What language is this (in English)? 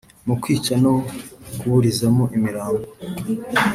Kinyarwanda